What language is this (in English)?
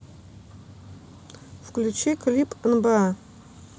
Russian